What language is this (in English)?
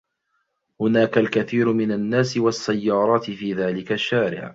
Arabic